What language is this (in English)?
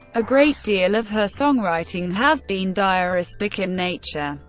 English